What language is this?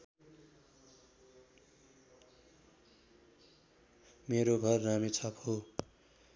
Nepali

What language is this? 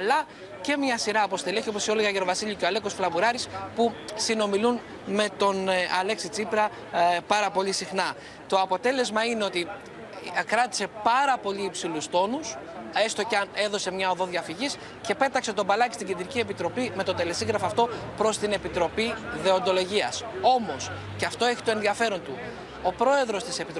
Greek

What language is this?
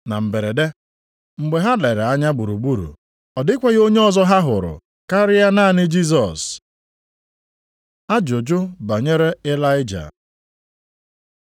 Igbo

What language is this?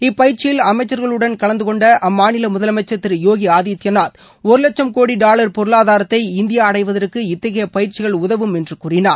Tamil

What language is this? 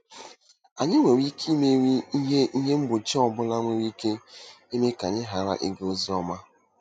Igbo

